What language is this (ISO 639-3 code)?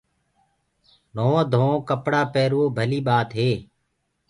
ggg